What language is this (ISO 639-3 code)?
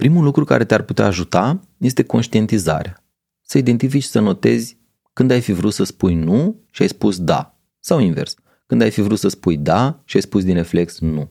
ron